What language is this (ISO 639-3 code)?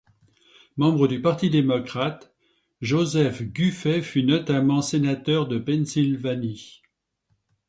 fra